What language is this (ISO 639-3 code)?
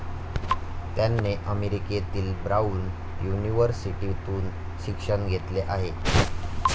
mar